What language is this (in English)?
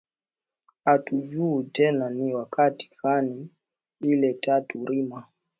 Swahili